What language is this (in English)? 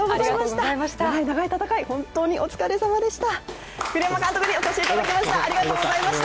Japanese